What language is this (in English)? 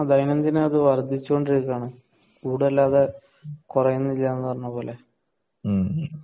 Malayalam